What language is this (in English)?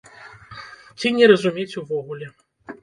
Belarusian